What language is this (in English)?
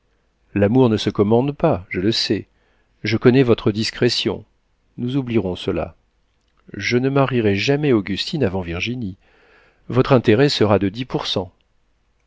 French